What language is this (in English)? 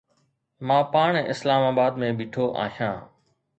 Sindhi